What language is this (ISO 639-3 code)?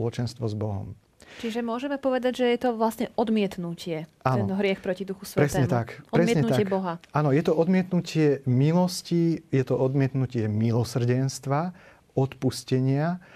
slk